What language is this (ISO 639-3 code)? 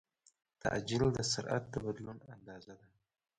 pus